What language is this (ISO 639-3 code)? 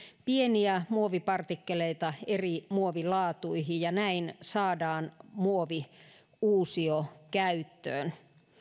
fin